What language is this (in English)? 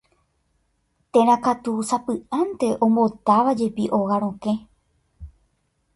Guarani